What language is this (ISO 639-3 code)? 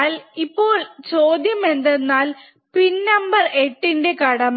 mal